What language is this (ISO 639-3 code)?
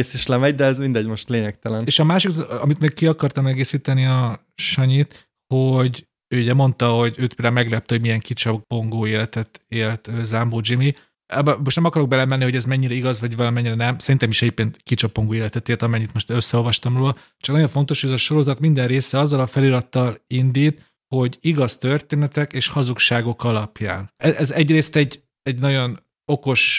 hun